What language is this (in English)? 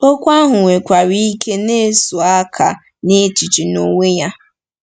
Igbo